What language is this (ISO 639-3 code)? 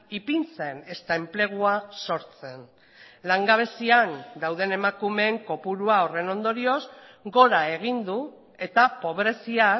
eus